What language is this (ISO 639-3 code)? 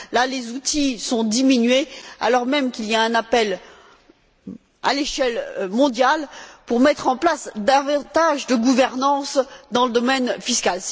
fra